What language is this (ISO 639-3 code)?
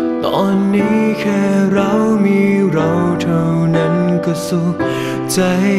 tha